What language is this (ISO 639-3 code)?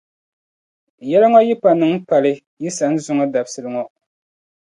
dag